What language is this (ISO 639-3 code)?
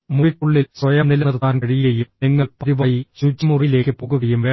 mal